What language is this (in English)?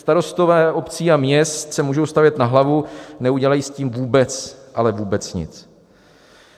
Czech